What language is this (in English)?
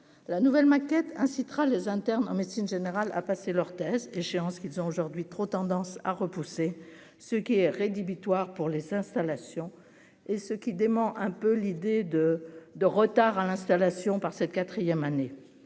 French